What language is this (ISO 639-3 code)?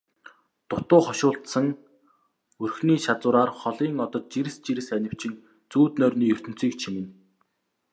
mon